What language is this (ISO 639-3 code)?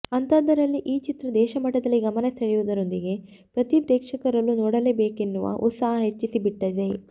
kan